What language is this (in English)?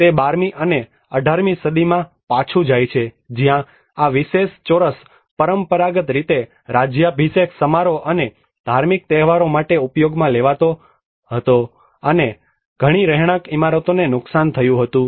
Gujarati